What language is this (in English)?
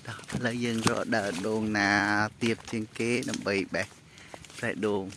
Vietnamese